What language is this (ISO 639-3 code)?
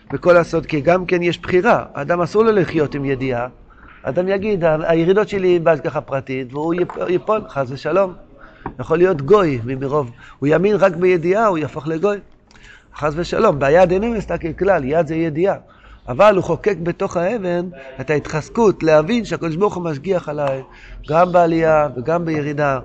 heb